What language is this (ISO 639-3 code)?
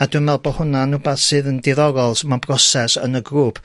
cym